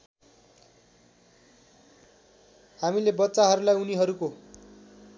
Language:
Nepali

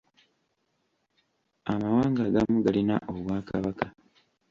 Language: Ganda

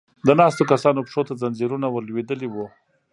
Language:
Pashto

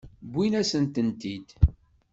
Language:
Kabyle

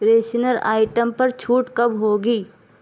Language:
Urdu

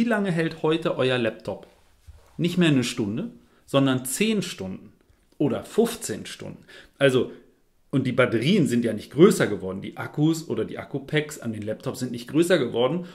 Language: German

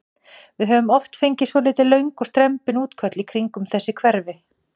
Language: Icelandic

